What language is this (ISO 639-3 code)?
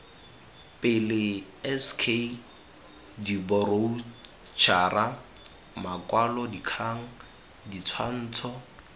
tsn